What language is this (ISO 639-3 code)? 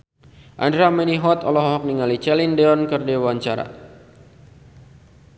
sun